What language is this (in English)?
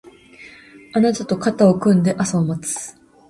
Japanese